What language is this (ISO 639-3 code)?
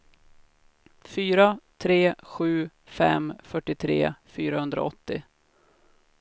swe